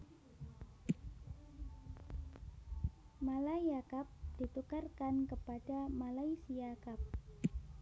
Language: Javanese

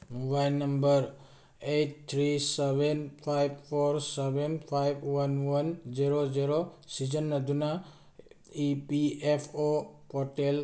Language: Manipuri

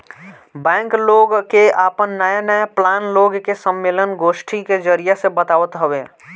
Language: Bhojpuri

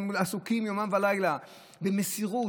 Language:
Hebrew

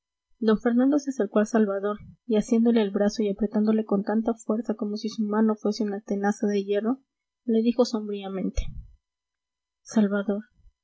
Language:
Spanish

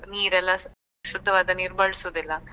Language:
Kannada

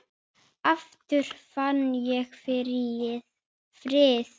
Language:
Icelandic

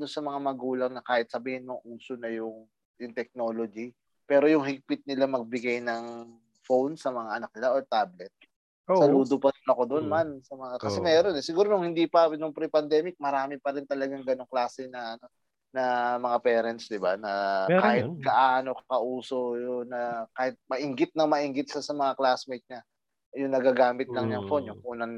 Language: Filipino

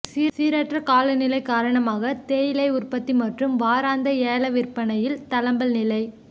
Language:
Tamil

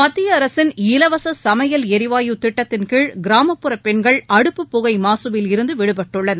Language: Tamil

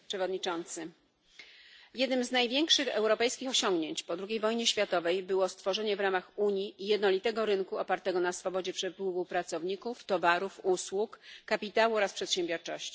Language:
Polish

